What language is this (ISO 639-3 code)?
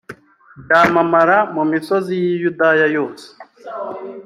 kin